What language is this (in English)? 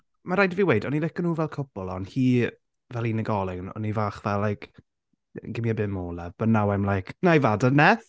Welsh